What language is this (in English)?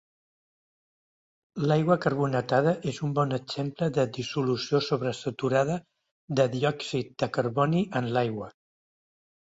Catalan